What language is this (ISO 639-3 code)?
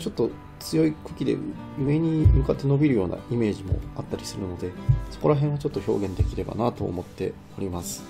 jpn